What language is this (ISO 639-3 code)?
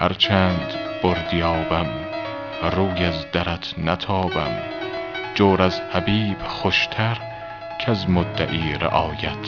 fas